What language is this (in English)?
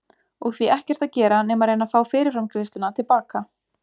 Icelandic